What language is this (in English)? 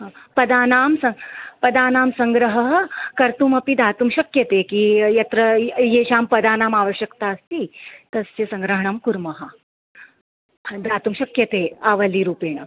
Sanskrit